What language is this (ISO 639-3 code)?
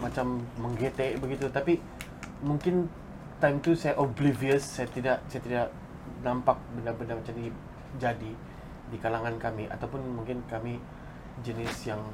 msa